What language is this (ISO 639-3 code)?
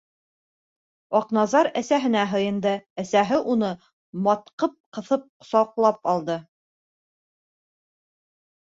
bak